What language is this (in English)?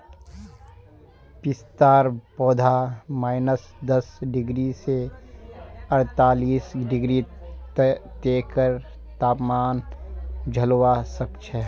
Magahi